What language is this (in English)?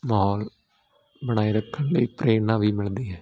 Punjabi